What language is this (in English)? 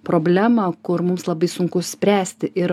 Lithuanian